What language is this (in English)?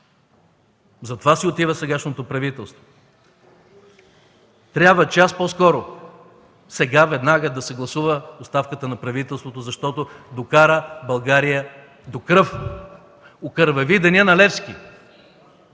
Bulgarian